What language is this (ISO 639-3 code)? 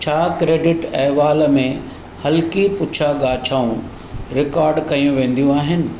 snd